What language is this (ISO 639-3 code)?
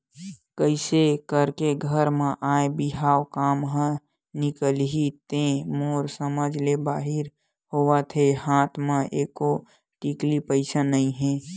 hne